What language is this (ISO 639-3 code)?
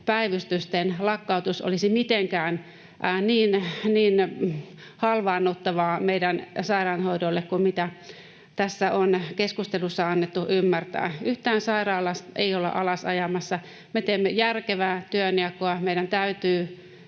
fin